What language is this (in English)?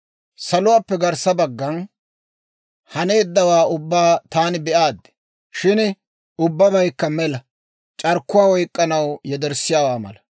Dawro